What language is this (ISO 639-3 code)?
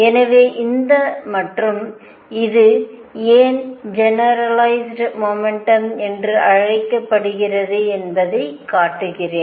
tam